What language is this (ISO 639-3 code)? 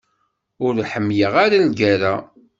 kab